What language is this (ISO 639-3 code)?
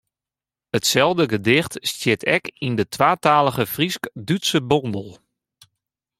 fry